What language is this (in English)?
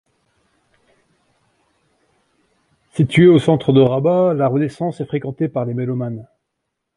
French